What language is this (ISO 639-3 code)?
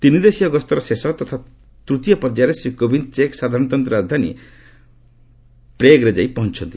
ori